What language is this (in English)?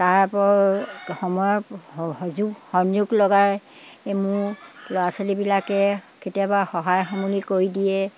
Assamese